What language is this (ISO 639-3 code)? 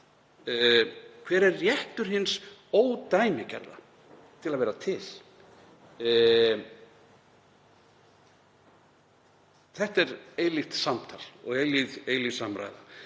isl